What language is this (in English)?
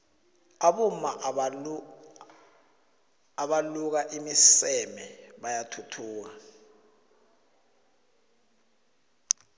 South Ndebele